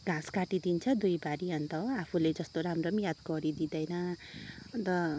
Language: Nepali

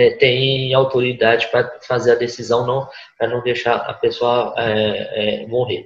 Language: Portuguese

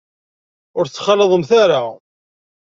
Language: Kabyle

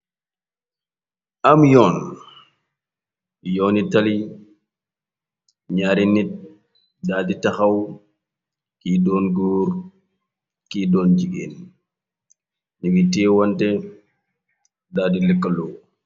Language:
Wolof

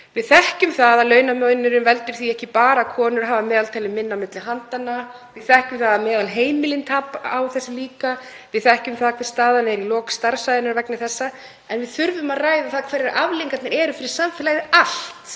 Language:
Icelandic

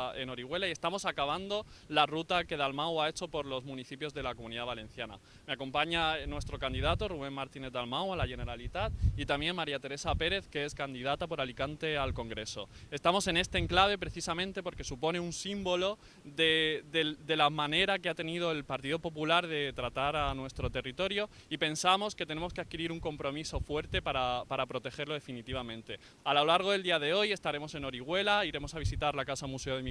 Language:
Spanish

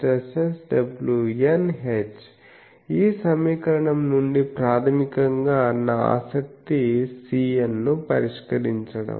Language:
Telugu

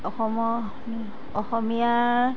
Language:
Assamese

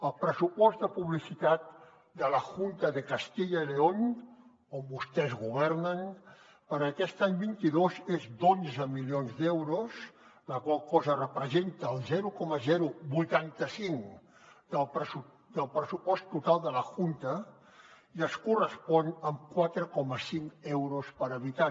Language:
Catalan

